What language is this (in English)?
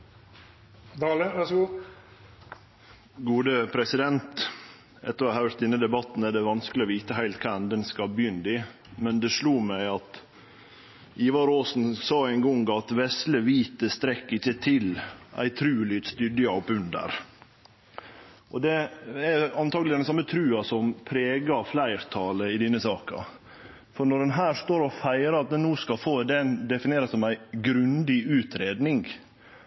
Norwegian Nynorsk